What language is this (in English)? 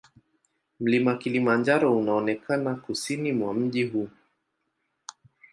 Swahili